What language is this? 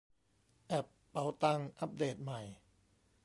Thai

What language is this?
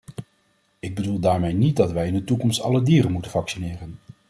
Dutch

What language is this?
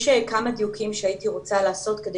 Hebrew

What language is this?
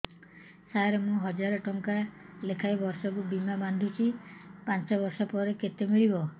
Odia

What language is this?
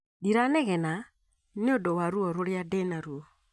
Kikuyu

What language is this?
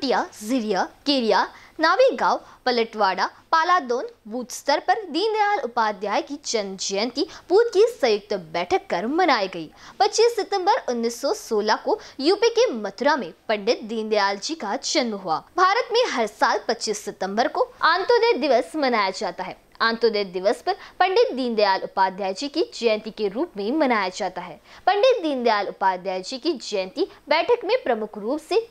Hindi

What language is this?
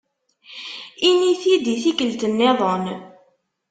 Kabyle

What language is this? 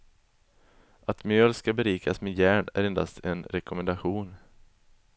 Swedish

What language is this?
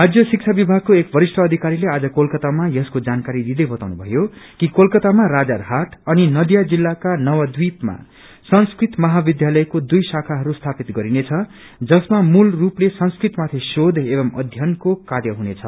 Nepali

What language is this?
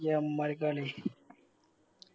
Malayalam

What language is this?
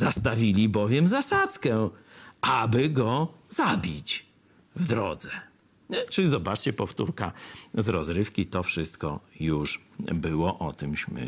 Polish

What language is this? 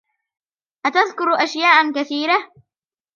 Arabic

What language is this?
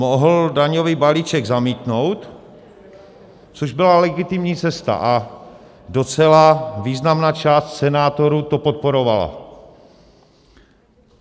Czech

